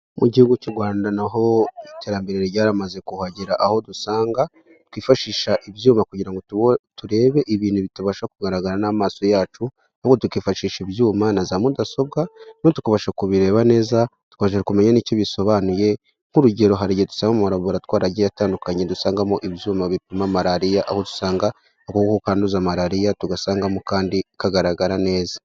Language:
Kinyarwanda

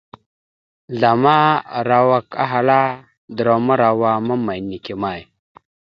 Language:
Mada (Cameroon)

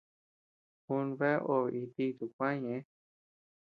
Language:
Tepeuxila Cuicatec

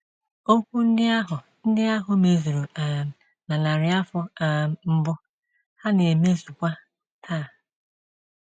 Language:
Igbo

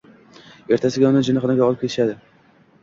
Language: Uzbek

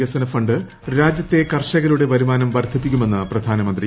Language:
Malayalam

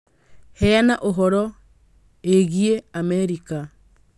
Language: Kikuyu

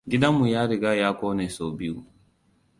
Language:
Hausa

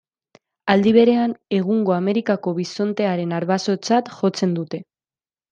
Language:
Basque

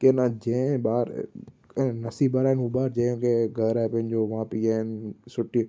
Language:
Sindhi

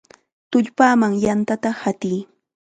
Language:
Chiquián Ancash Quechua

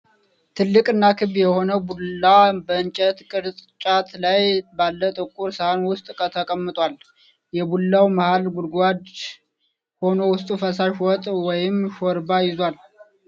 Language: Amharic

